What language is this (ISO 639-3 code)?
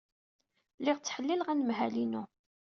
kab